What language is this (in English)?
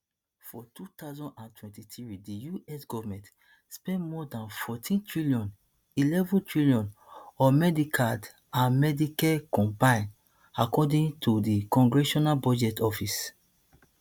Nigerian Pidgin